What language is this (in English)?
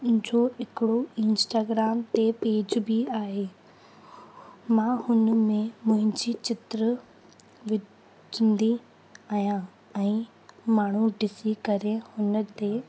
Sindhi